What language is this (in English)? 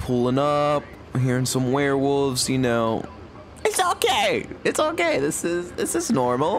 English